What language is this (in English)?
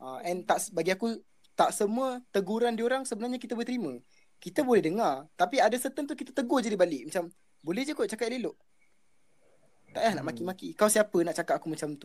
Malay